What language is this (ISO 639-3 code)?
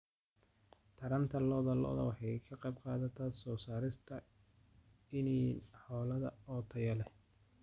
som